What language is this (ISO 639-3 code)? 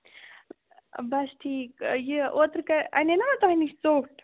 kas